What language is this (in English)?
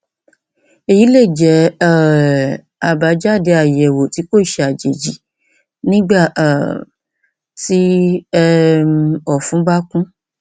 Yoruba